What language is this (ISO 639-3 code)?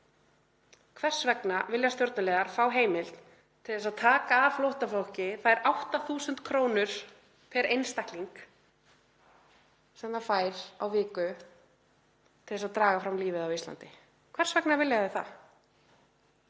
isl